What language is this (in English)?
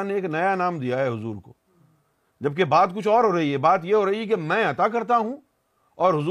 Urdu